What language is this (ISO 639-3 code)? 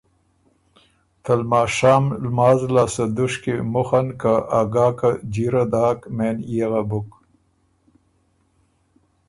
oru